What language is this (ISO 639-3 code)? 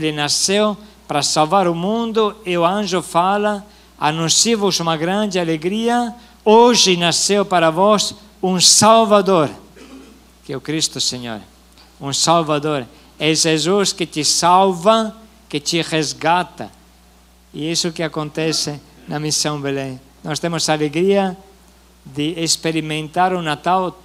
por